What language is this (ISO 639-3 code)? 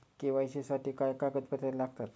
mar